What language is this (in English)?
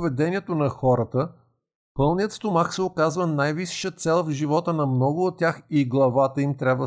Bulgarian